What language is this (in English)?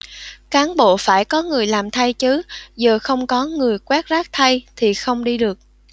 Vietnamese